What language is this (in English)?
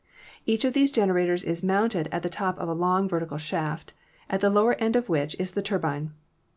English